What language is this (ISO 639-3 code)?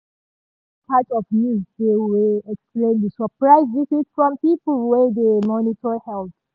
pcm